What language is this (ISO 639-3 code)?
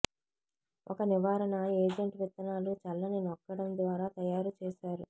tel